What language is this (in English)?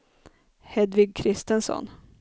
Swedish